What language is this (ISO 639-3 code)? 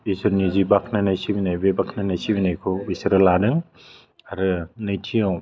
brx